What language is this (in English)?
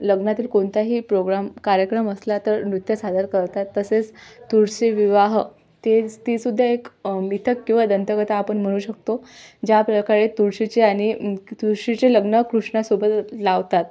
Marathi